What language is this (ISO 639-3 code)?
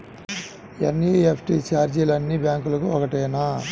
tel